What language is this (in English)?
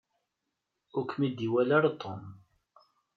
Kabyle